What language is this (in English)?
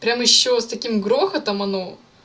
Russian